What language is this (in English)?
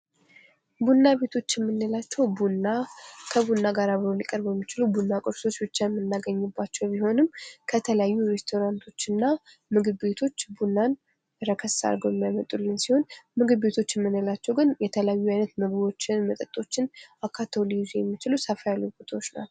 Amharic